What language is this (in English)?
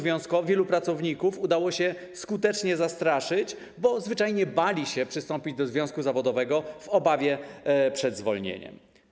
Polish